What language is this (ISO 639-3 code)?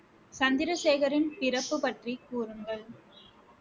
tam